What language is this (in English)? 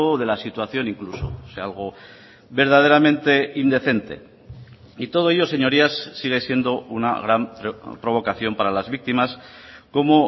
Spanish